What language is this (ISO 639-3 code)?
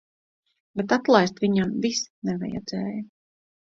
lav